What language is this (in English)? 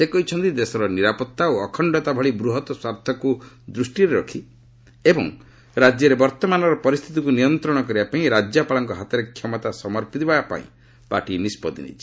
Odia